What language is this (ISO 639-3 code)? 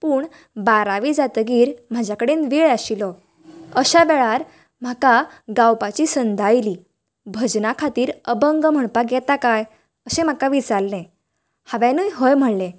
kok